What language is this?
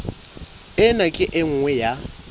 Southern Sotho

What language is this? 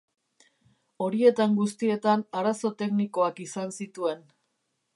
Basque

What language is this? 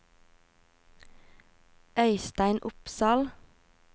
Norwegian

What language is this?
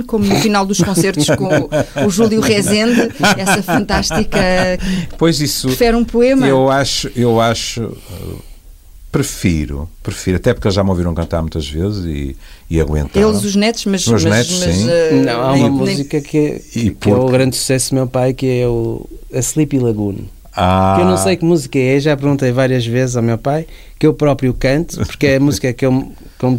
Portuguese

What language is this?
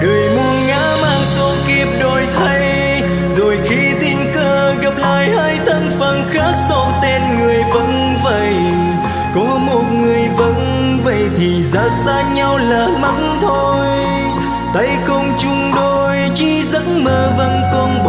Vietnamese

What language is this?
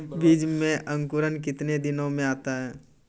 Maithili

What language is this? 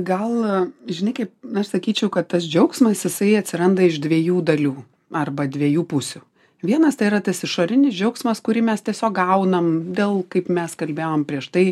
Lithuanian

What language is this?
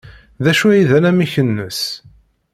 Kabyle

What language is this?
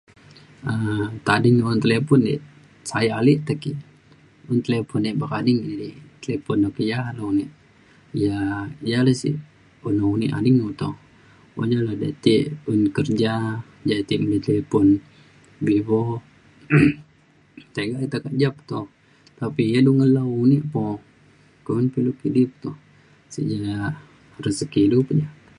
Mainstream Kenyah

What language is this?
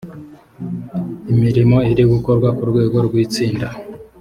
Kinyarwanda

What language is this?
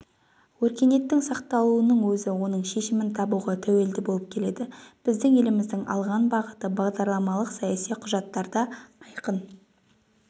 Kazakh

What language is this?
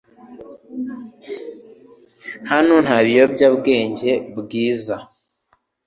Kinyarwanda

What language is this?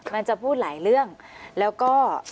Thai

